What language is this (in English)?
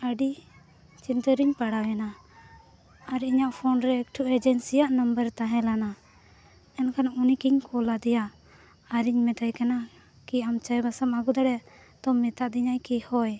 Santali